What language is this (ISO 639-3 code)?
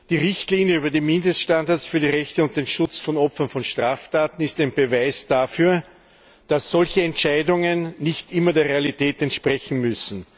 deu